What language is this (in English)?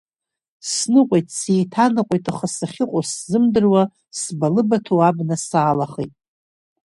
Abkhazian